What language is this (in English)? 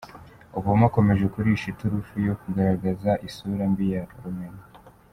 Kinyarwanda